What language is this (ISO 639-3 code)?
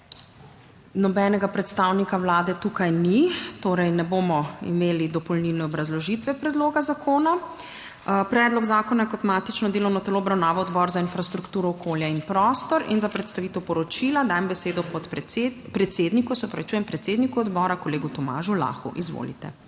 slv